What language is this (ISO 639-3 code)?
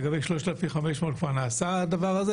heb